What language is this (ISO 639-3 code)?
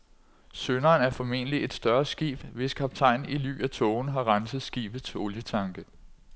dan